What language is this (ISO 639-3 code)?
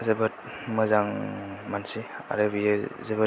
brx